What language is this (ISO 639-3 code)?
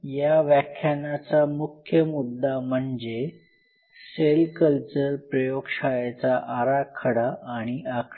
mar